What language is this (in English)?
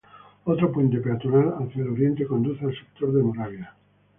Spanish